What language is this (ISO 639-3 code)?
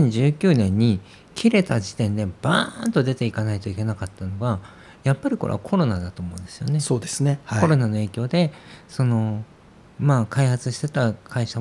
jpn